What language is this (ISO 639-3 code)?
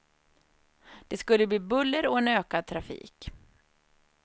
swe